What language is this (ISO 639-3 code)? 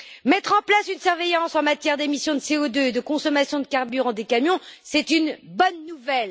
fra